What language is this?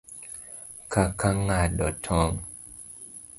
Luo (Kenya and Tanzania)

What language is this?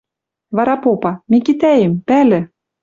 Western Mari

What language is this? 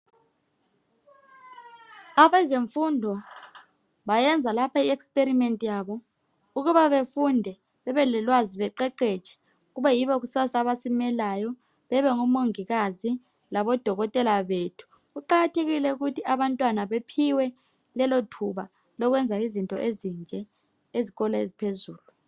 North Ndebele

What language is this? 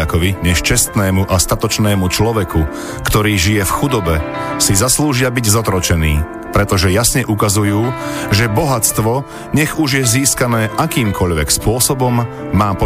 Slovak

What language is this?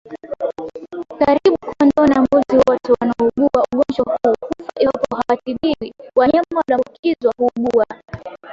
Swahili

